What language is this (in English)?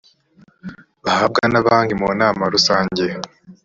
Kinyarwanda